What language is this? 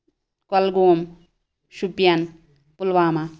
Kashmiri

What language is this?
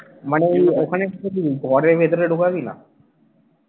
Bangla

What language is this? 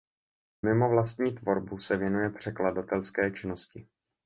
Czech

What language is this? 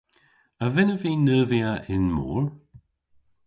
Cornish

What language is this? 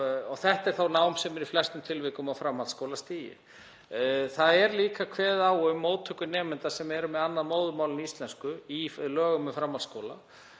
Icelandic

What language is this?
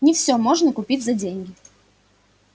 Russian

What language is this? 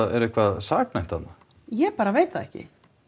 Icelandic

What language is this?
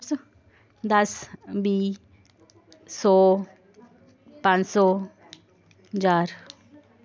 Dogri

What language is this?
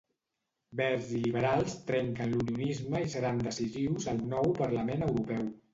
Catalan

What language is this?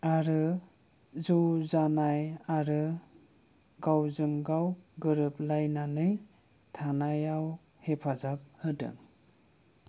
Bodo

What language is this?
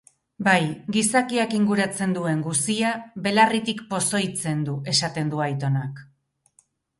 Basque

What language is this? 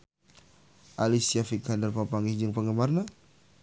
Sundanese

